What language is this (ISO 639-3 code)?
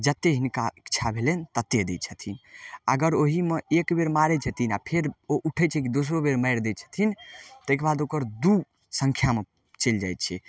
mai